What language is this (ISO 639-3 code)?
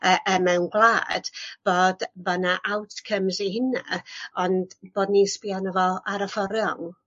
cym